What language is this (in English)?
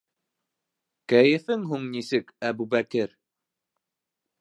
Bashkir